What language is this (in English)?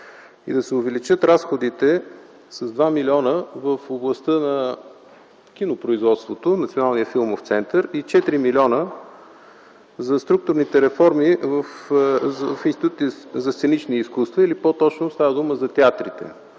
Bulgarian